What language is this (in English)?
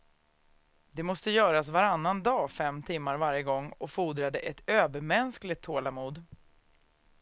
Swedish